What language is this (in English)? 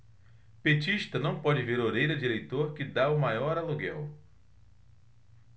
Portuguese